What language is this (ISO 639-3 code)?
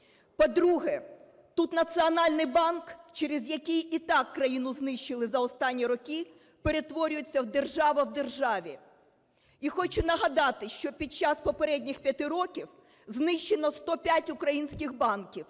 ukr